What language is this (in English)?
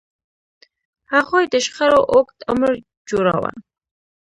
Pashto